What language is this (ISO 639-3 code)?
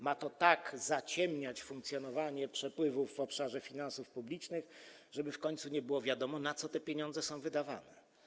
pol